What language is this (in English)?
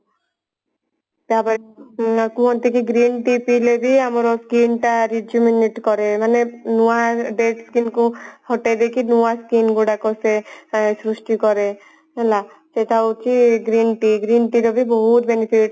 Odia